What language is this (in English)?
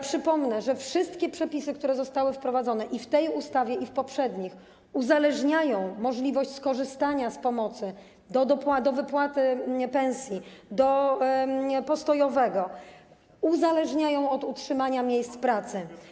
Polish